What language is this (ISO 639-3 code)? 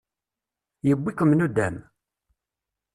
kab